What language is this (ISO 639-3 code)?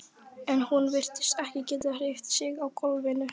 isl